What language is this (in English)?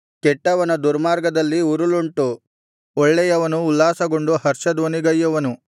Kannada